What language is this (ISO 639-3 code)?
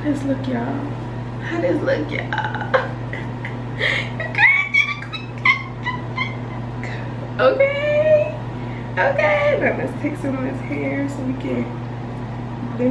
eng